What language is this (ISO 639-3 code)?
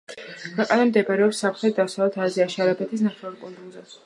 kat